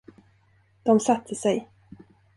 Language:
Swedish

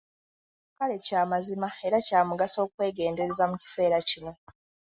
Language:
Ganda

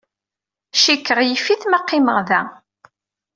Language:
Kabyle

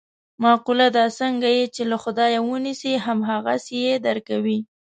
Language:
Pashto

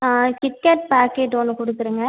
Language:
Tamil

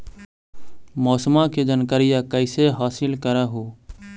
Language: Magahi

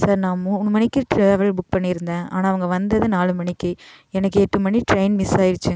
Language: Tamil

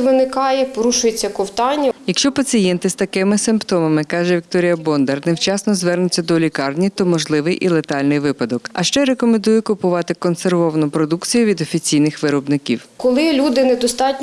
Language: Ukrainian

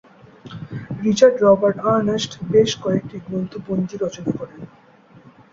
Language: Bangla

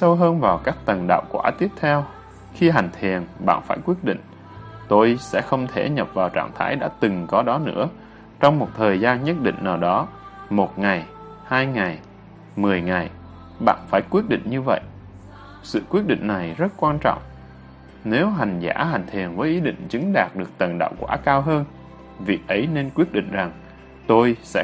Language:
Vietnamese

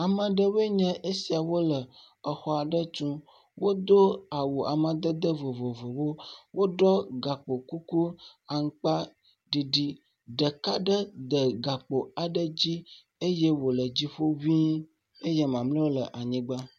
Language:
Ewe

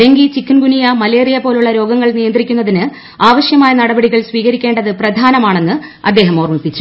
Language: Malayalam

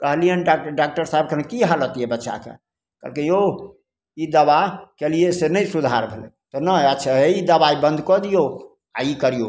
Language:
Maithili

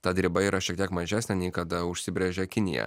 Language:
Lithuanian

